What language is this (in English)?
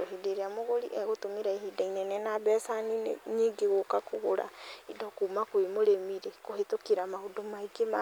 Kikuyu